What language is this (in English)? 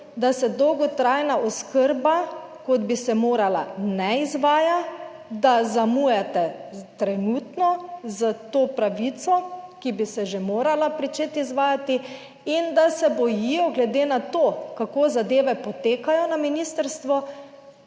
Slovenian